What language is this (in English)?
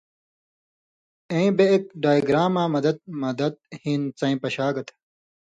Indus Kohistani